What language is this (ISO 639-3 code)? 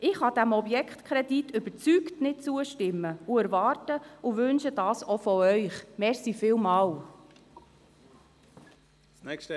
gsw